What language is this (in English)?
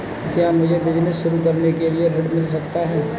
Hindi